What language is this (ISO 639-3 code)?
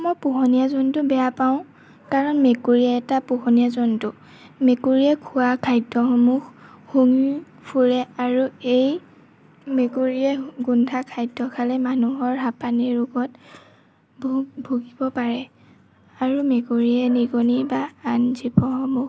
asm